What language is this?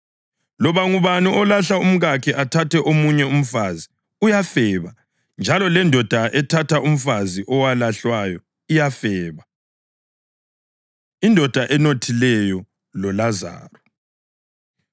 North Ndebele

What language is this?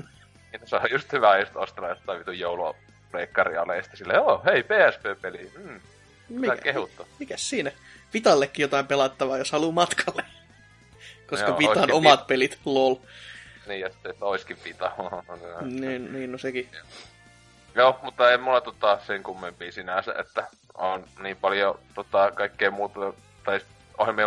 Finnish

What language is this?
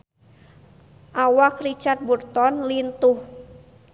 Sundanese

